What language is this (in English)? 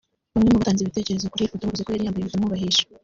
Kinyarwanda